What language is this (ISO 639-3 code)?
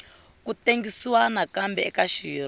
tso